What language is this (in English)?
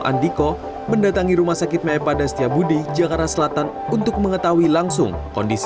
Indonesian